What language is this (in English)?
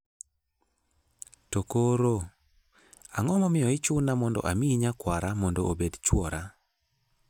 Luo (Kenya and Tanzania)